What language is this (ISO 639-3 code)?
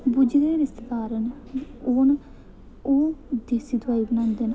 doi